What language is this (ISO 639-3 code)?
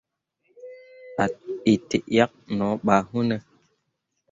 mua